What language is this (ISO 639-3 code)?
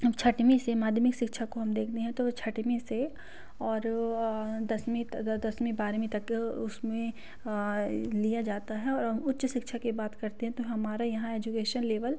hin